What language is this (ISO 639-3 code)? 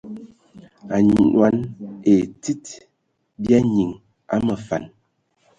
ewo